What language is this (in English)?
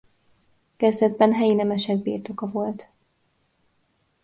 Hungarian